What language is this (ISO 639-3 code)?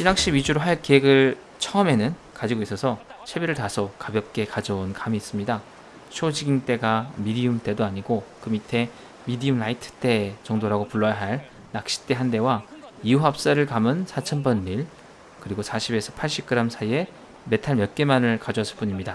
kor